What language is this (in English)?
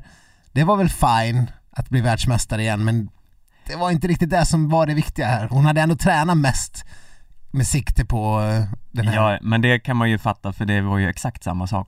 Swedish